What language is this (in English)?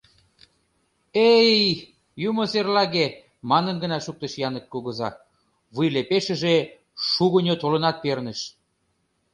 Mari